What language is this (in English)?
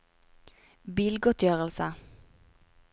Norwegian